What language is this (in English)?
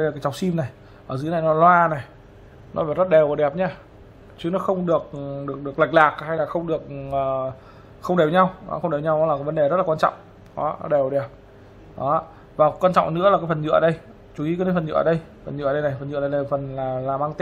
Vietnamese